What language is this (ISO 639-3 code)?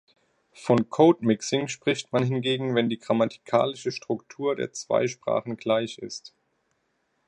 deu